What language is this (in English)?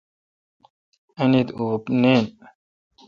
Kalkoti